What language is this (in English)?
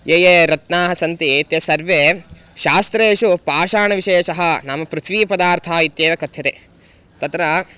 Sanskrit